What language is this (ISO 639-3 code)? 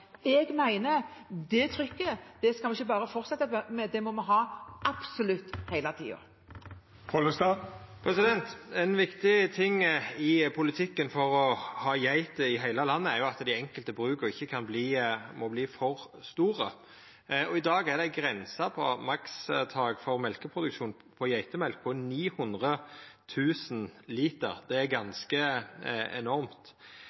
nor